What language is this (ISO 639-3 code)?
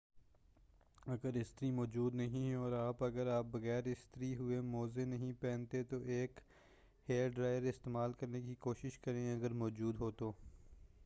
urd